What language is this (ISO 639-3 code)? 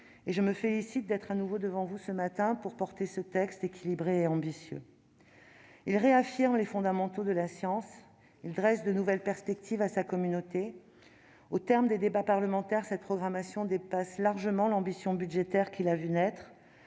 fra